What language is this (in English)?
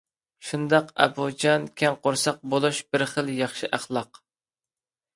Uyghur